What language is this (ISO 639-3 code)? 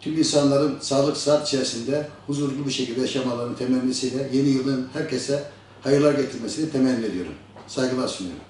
tur